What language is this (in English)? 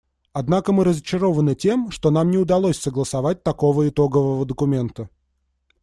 Russian